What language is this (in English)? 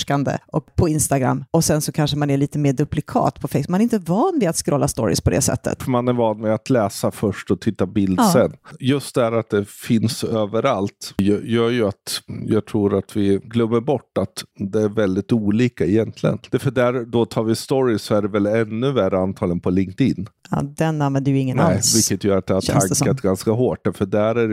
Swedish